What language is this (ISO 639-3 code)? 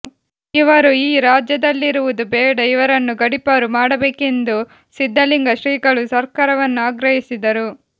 kan